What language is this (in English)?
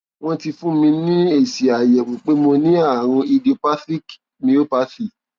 Yoruba